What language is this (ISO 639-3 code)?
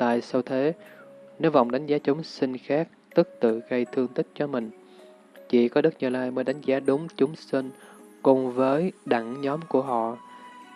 vie